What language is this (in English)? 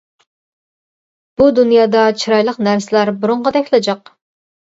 Uyghur